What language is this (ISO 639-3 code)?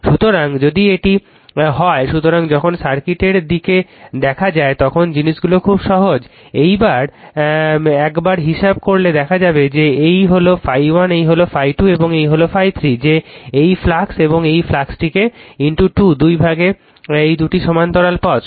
ben